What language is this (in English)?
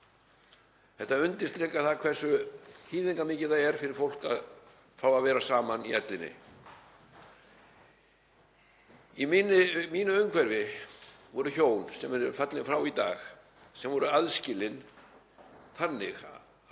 Icelandic